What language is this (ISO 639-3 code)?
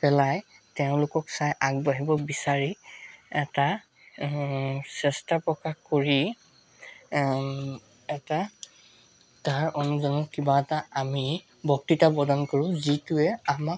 asm